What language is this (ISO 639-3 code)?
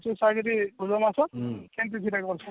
ori